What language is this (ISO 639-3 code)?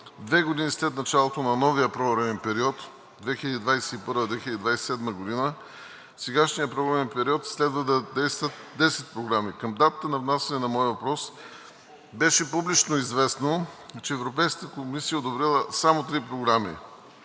bul